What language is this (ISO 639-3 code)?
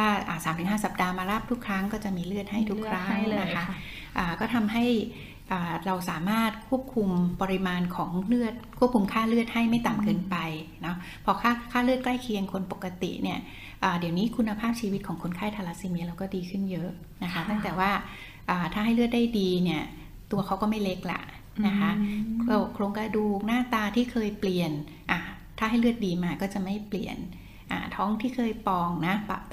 tha